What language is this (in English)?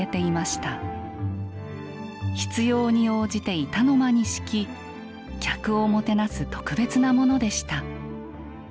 Japanese